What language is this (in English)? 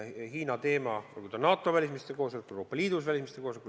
Estonian